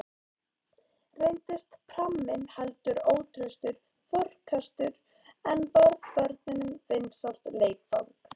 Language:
Icelandic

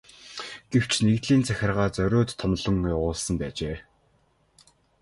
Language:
Mongolian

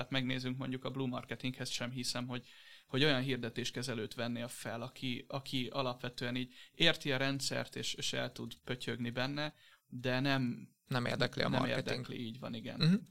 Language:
Hungarian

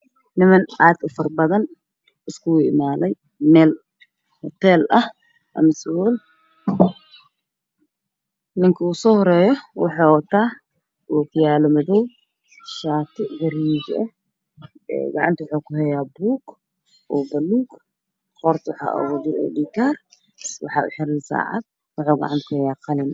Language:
Somali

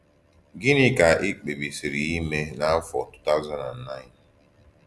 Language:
Igbo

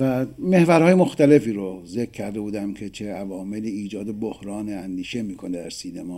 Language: Persian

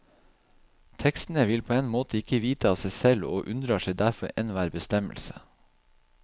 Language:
Norwegian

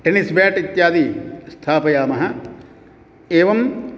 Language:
Sanskrit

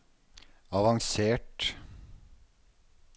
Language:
Norwegian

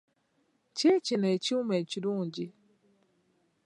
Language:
Ganda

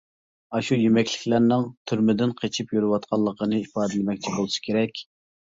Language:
Uyghur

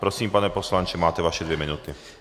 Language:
Czech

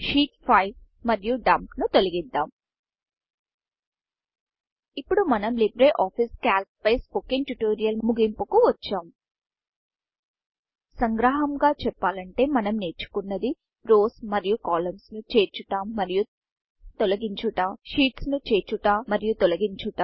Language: Telugu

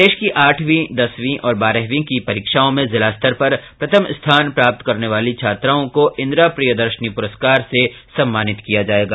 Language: Hindi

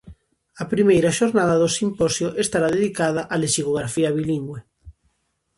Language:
Galician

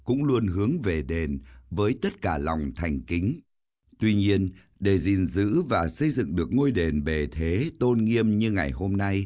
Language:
Vietnamese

